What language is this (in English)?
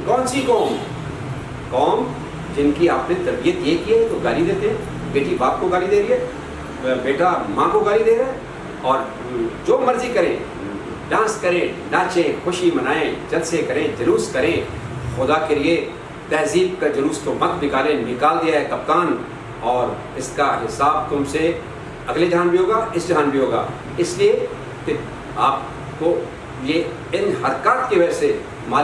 Urdu